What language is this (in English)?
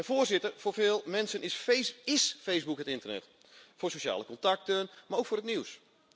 Dutch